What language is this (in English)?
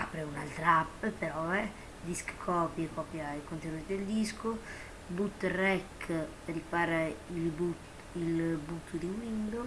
Italian